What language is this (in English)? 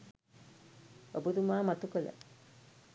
Sinhala